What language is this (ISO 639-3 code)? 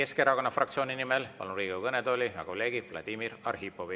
est